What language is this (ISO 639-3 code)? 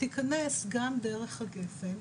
heb